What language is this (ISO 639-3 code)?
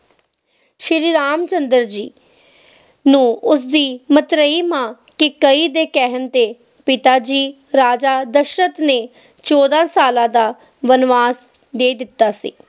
pan